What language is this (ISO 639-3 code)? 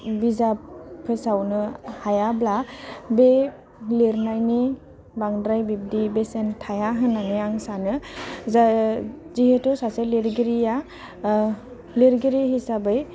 brx